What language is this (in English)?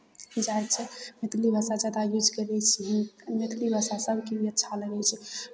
Maithili